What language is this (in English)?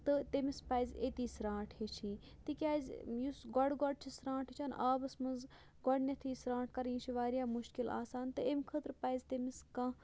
Kashmiri